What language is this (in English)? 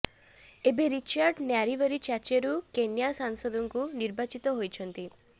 Odia